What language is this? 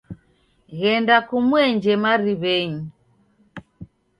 Taita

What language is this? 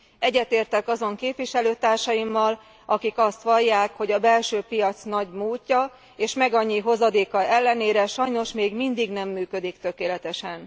Hungarian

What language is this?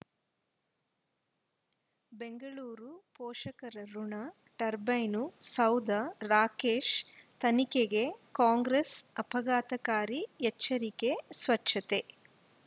Kannada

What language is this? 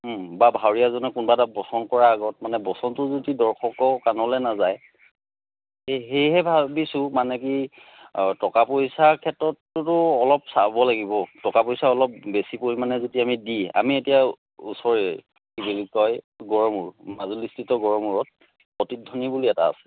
Assamese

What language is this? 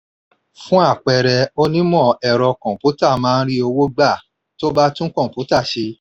Yoruba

